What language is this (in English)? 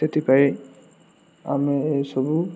Odia